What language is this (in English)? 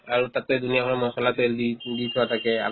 Assamese